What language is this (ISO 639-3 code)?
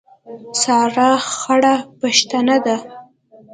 pus